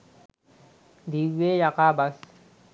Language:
Sinhala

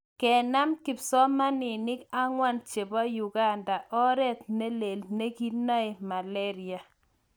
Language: Kalenjin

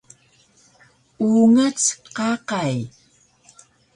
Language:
Taroko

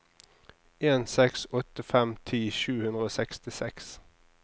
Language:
Norwegian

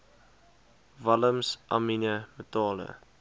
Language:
Afrikaans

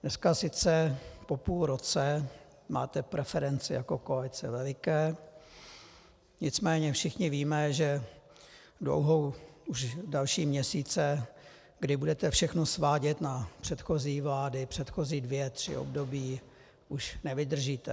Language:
Czech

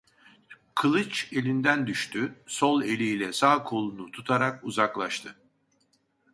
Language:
Turkish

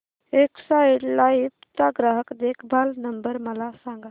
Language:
Marathi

